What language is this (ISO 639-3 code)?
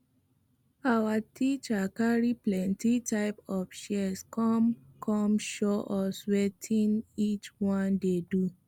pcm